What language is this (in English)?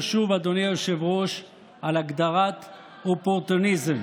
Hebrew